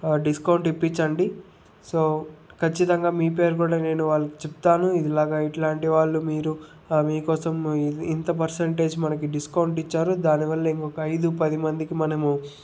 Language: Telugu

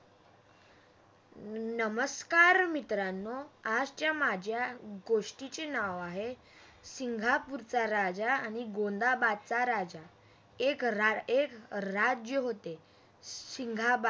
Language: Marathi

